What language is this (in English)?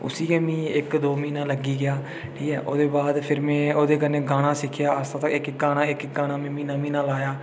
Dogri